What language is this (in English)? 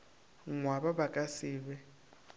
Northern Sotho